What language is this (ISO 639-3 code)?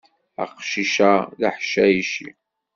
kab